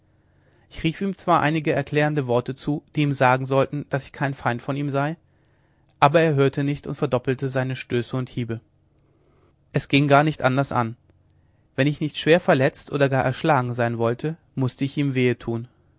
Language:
German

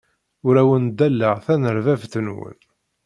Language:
Kabyle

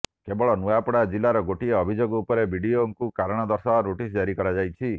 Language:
Odia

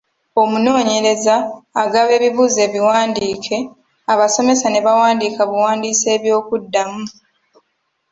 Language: Ganda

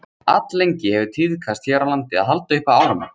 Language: Icelandic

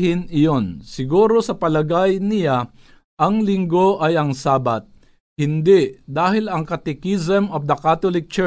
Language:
Filipino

